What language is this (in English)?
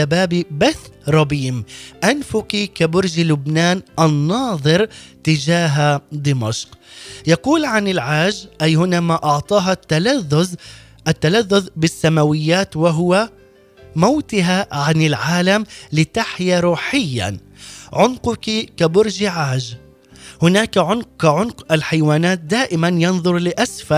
Arabic